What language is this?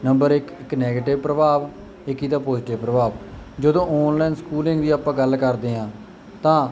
Punjabi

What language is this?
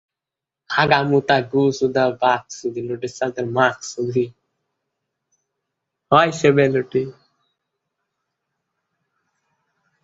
Bangla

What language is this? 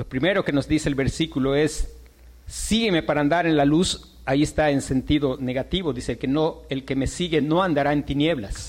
Spanish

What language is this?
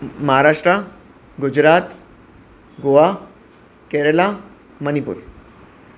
Sindhi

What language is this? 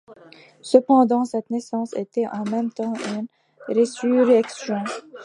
French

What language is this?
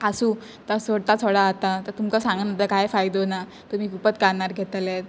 Konkani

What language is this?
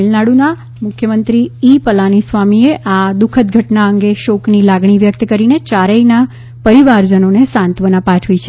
Gujarati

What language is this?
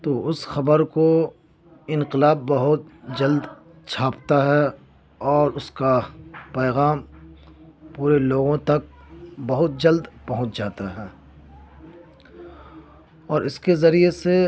Urdu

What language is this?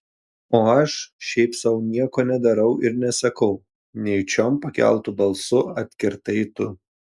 Lithuanian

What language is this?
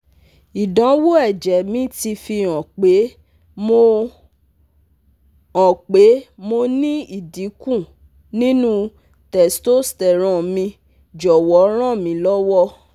Yoruba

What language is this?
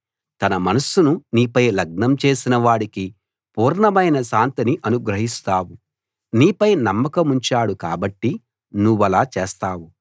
Telugu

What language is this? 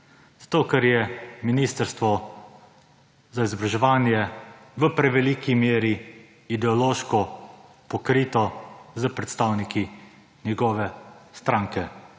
Slovenian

